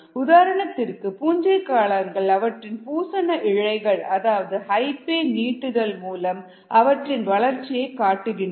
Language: Tamil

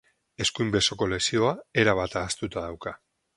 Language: Basque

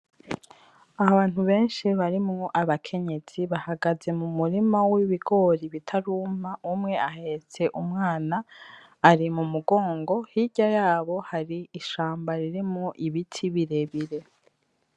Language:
Rundi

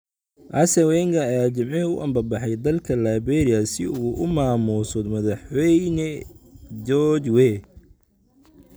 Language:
Somali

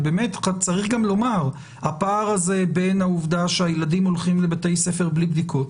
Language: Hebrew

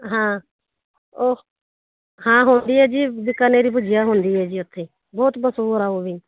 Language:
Punjabi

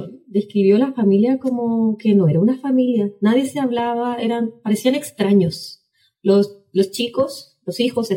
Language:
Spanish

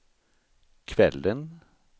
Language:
Swedish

